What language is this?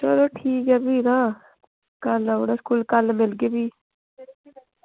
Dogri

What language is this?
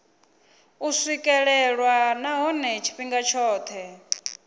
Venda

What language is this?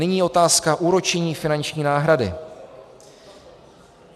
Czech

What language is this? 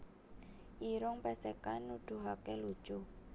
Javanese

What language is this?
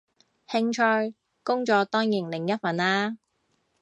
Cantonese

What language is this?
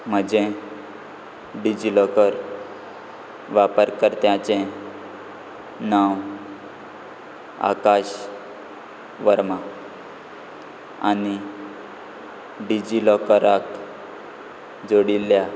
Konkani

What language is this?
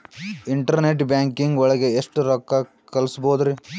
Kannada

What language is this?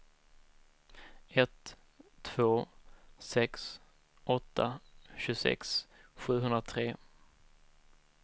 Swedish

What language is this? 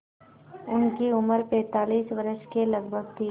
Hindi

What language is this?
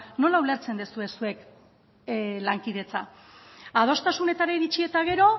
Basque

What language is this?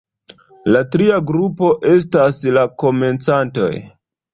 Esperanto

